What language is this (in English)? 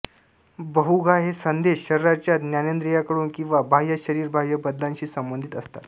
Marathi